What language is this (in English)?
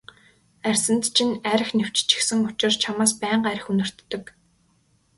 Mongolian